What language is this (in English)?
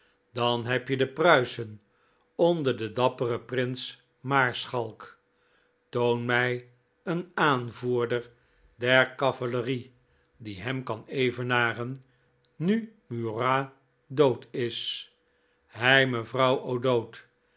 Dutch